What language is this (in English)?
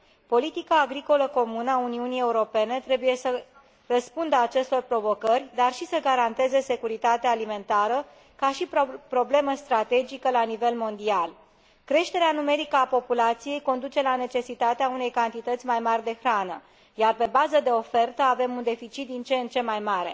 Romanian